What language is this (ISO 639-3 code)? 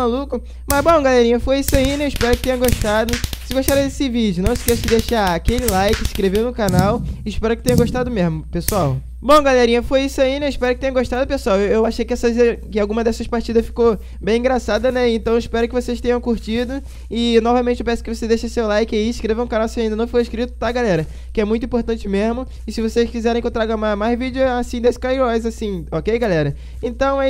por